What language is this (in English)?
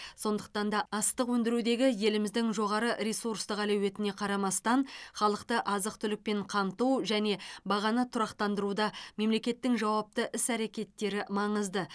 Kazakh